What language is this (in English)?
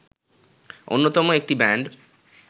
Bangla